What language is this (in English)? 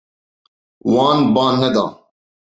Kurdish